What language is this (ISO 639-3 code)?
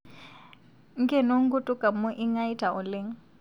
mas